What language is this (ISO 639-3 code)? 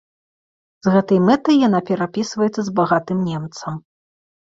bel